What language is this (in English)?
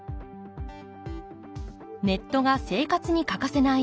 Japanese